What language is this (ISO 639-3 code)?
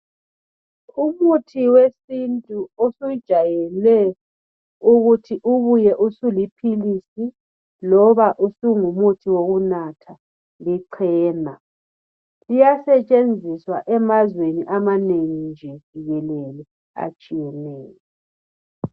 nde